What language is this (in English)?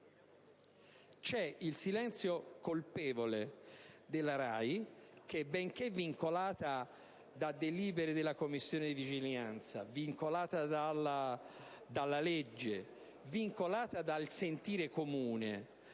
Italian